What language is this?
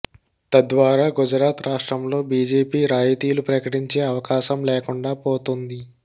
Telugu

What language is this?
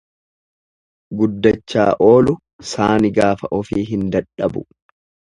Oromo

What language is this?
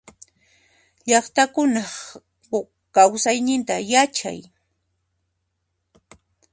Puno Quechua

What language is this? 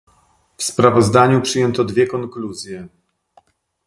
Polish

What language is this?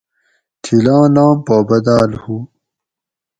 Gawri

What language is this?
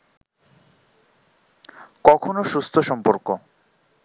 Bangla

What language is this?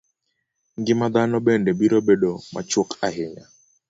Luo (Kenya and Tanzania)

